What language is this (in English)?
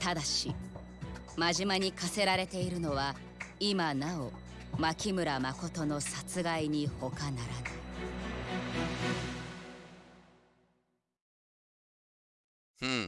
Japanese